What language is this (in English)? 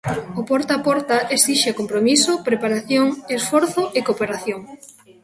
Galician